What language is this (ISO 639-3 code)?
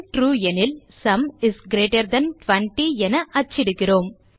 tam